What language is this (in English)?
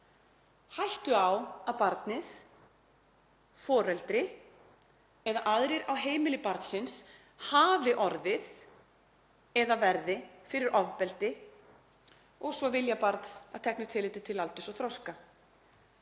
Icelandic